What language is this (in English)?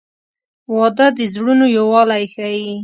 Pashto